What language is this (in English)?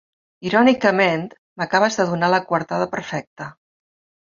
Catalan